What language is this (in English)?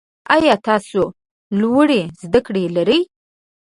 Pashto